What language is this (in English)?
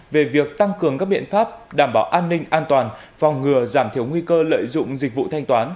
Vietnamese